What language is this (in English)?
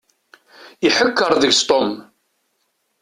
Kabyle